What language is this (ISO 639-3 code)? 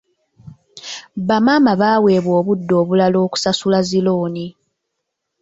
lug